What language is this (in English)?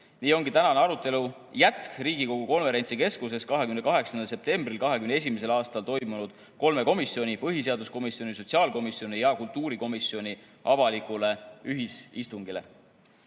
Estonian